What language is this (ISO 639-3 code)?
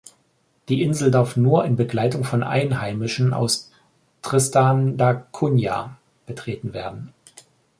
deu